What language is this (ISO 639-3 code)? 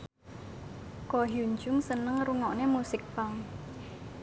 jav